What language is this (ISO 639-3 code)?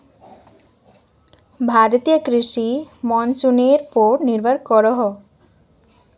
mag